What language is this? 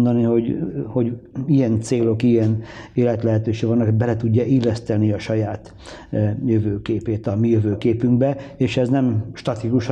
Hungarian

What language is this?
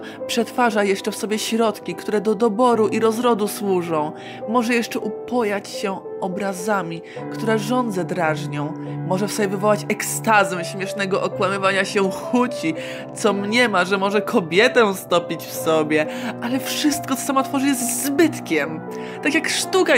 Polish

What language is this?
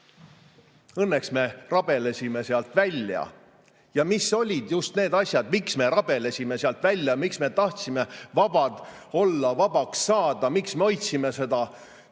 Estonian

